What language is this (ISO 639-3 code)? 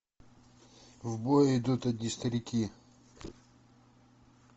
rus